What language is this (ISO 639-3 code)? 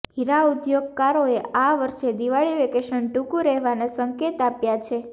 guj